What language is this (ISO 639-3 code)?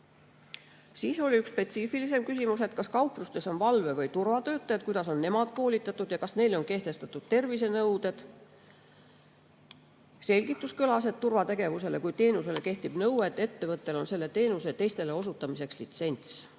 est